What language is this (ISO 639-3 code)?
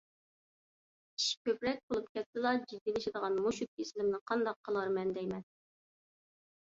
uig